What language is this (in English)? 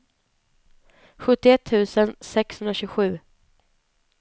Swedish